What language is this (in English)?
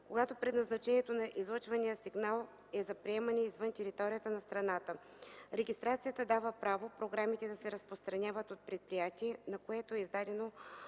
Bulgarian